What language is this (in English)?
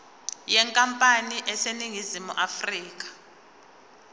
Zulu